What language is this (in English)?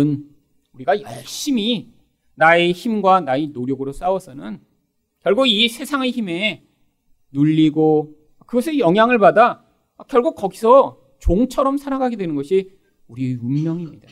Korean